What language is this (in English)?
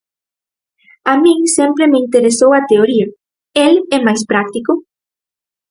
Galician